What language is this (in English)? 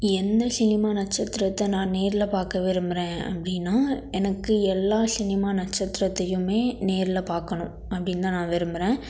Tamil